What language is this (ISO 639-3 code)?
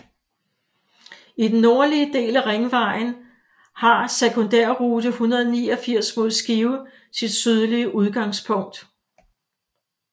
dan